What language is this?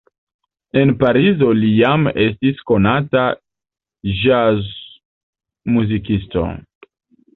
Esperanto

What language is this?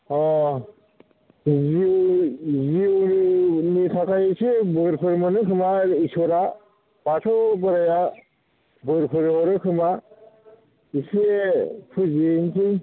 Bodo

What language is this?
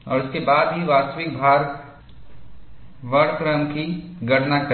Hindi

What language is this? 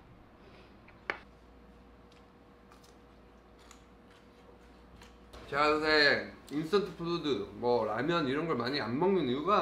Korean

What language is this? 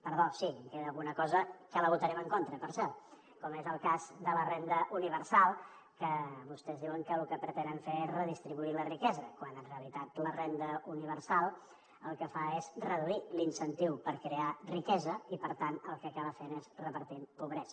Catalan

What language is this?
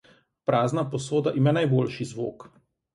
Slovenian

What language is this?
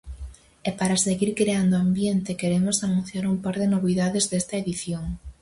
Galician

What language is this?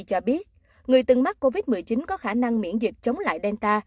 Vietnamese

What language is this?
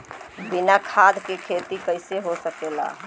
Bhojpuri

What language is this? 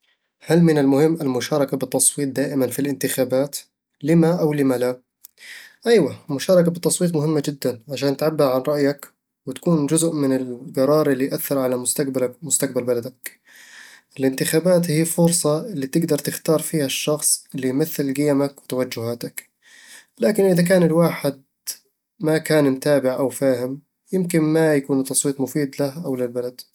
Eastern Egyptian Bedawi Arabic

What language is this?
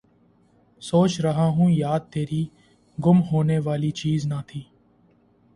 Urdu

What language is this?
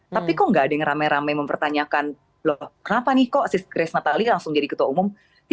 Indonesian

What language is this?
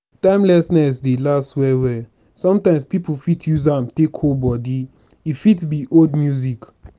Nigerian Pidgin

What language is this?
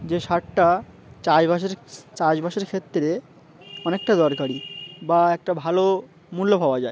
Bangla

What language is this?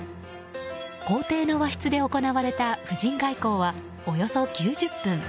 Japanese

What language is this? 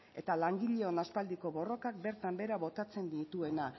Basque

